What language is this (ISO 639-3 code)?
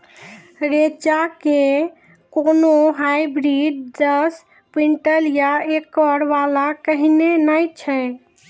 mai